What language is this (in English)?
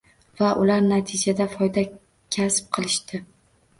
Uzbek